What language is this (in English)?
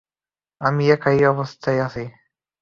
Bangla